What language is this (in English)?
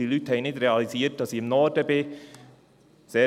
Swiss German